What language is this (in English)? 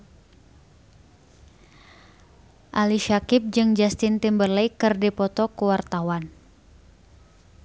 Sundanese